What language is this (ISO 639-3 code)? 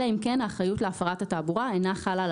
heb